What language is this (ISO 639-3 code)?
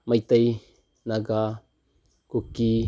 mni